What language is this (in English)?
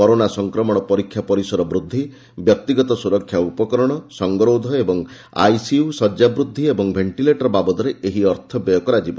Odia